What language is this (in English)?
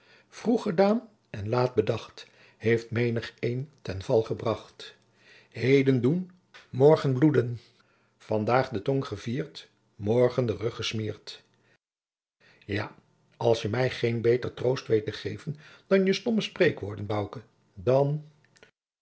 Dutch